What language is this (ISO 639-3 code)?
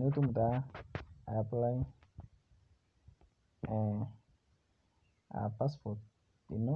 mas